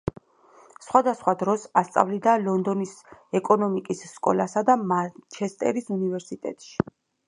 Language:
Georgian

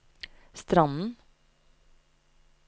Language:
Norwegian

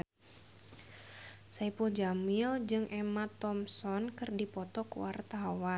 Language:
Sundanese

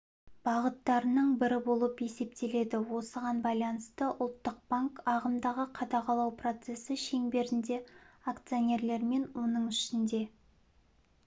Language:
Kazakh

